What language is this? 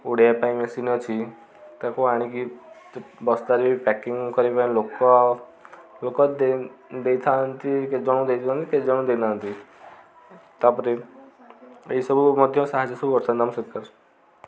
Odia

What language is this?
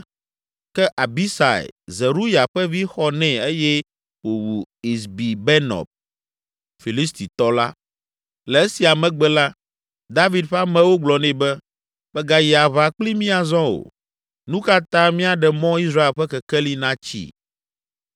Ewe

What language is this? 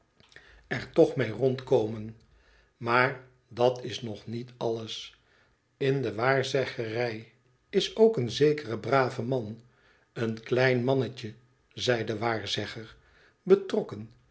Dutch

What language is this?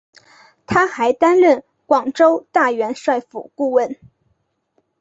Chinese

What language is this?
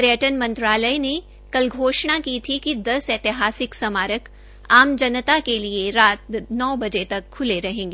Hindi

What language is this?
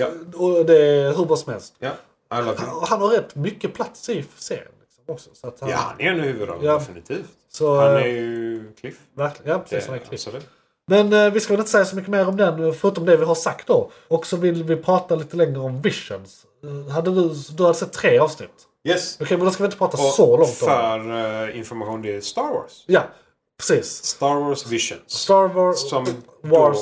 Swedish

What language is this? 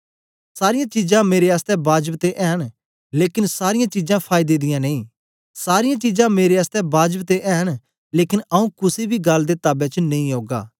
Dogri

